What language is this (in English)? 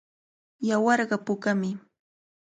Cajatambo North Lima Quechua